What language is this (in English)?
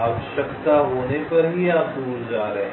Hindi